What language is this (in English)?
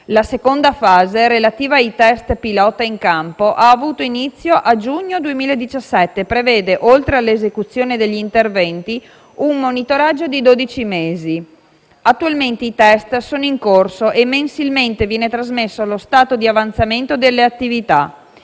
Italian